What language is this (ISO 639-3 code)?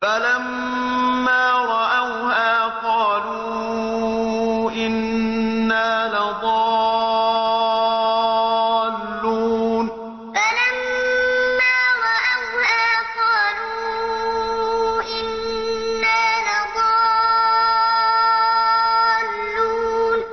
ara